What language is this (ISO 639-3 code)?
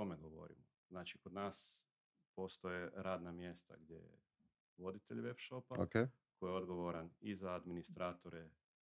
hrv